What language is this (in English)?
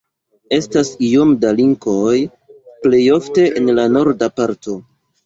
Esperanto